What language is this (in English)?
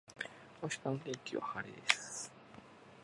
Japanese